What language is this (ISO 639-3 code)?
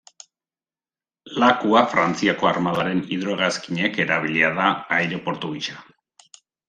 eus